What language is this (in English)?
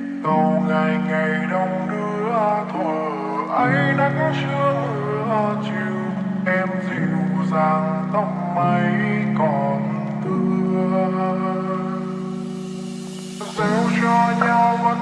Vietnamese